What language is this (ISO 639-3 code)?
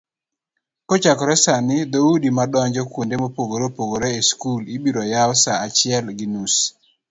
luo